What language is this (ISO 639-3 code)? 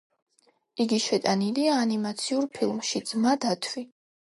kat